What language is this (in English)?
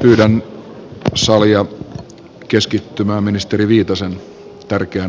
Finnish